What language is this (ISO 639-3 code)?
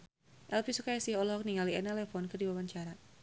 sun